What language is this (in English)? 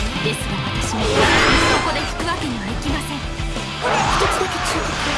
Japanese